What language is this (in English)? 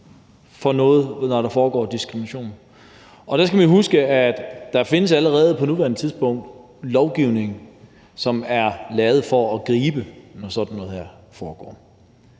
Danish